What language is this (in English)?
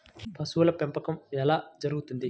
Telugu